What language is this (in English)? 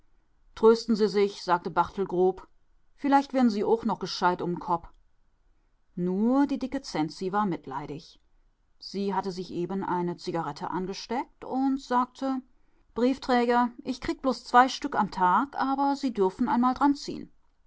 German